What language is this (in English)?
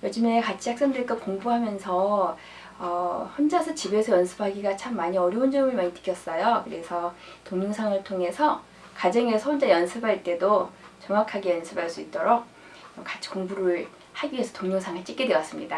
Korean